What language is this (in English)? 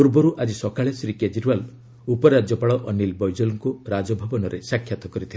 Odia